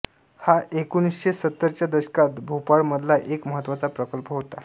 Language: Marathi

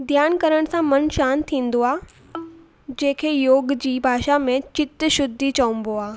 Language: Sindhi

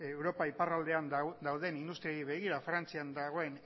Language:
Basque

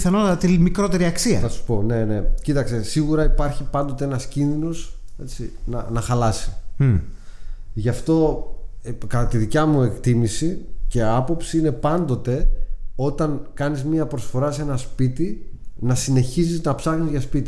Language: Greek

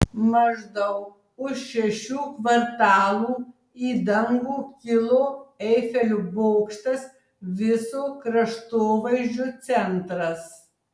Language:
Lithuanian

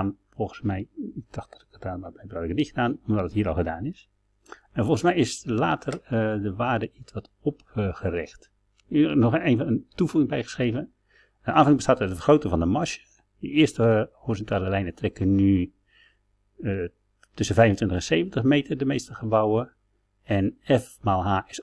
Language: Dutch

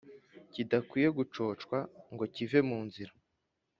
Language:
Kinyarwanda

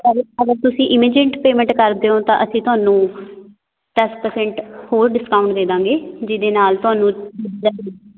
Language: Punjabi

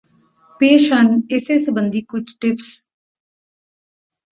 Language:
Punjabi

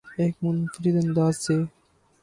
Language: Urdu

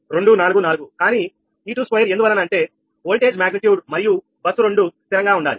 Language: Telugu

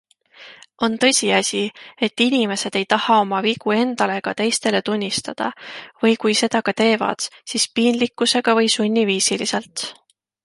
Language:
Estonian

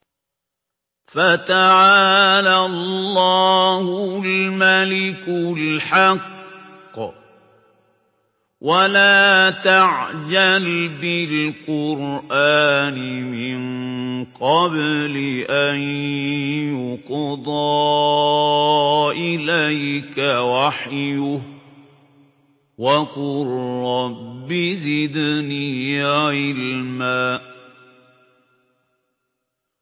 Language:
Arabic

